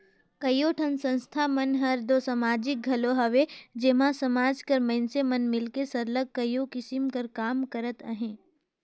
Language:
Chhattisgarhi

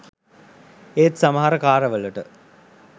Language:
Sinhala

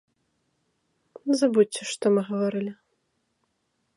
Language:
Belarusian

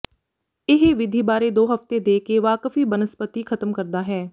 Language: Punjabi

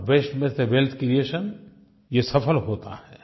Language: Hindi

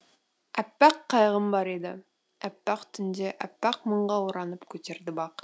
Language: Kazakh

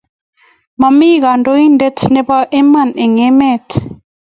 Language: Kalenjin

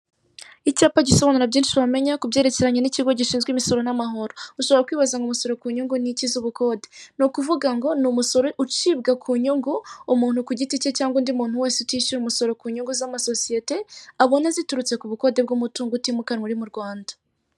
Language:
Kinyarwanda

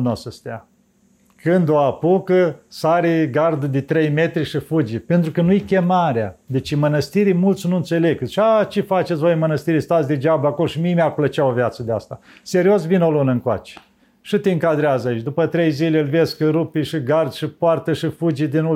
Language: Romanian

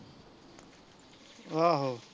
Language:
Punjabi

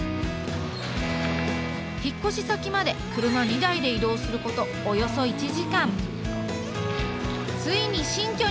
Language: Japanese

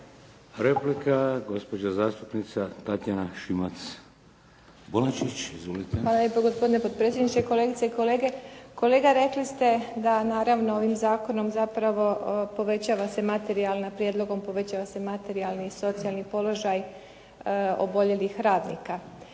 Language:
Croatian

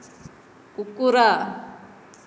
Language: Odia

